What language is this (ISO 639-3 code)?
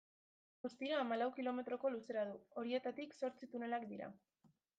eus